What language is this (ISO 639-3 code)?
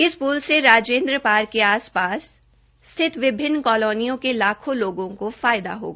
hin